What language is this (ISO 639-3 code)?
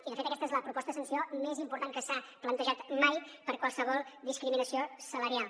cat